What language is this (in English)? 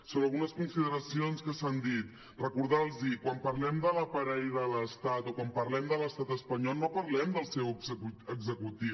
Catalan